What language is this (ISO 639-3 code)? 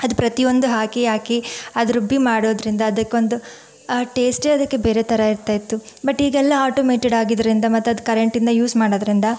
kan